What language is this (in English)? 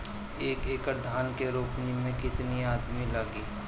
Bhojpuri